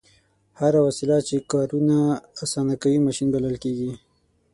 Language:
Pashto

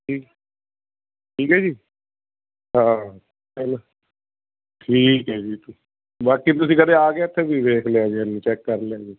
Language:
Punjabi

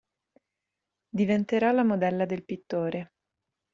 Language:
Italian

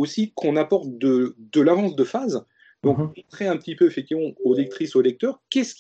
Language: French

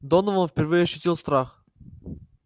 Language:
Russian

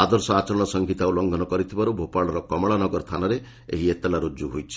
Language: Odia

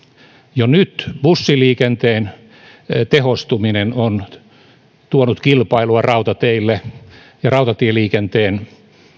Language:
Finnish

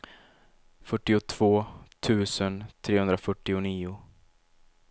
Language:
Swedish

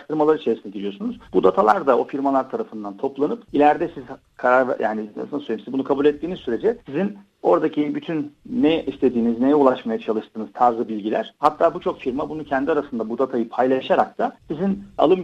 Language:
Turkish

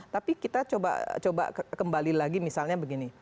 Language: Indonesian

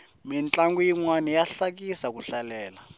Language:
Tsonga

